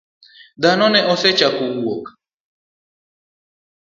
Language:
Luo (Kenya and Tanzania)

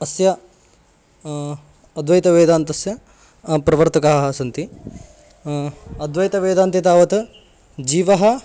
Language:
Sanskrit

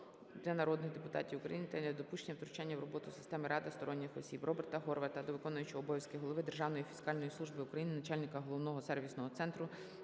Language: Ukrainian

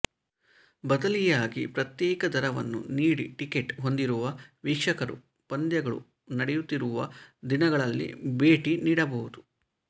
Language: Kannada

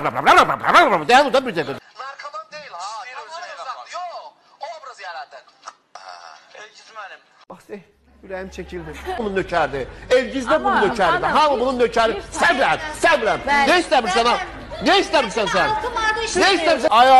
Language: Turkish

